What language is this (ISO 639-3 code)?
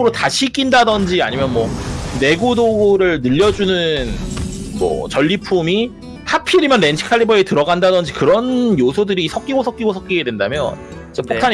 kor